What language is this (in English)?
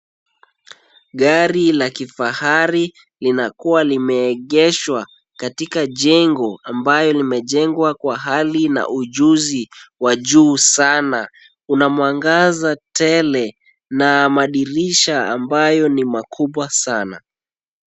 Swahili